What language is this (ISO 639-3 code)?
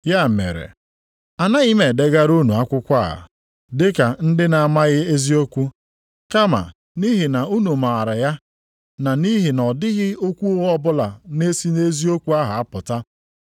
ibo